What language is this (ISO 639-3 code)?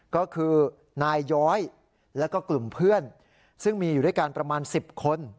tha